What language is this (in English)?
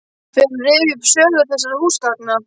Icelandic